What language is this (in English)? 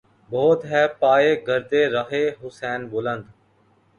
Urdu